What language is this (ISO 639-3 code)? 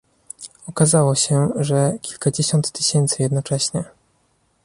pol